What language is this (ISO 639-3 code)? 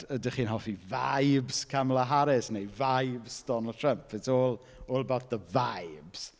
cym